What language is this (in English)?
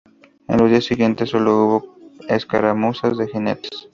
Spanish